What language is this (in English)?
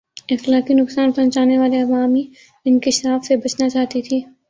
Urdu